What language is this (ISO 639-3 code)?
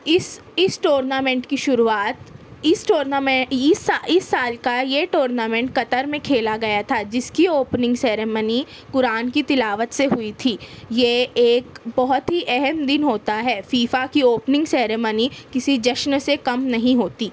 urd